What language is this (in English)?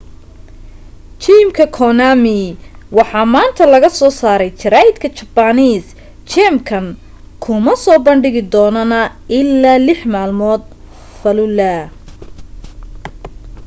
Somali